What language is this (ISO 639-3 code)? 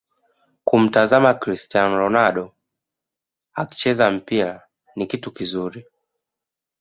swa